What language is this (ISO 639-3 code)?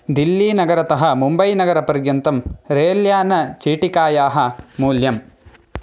san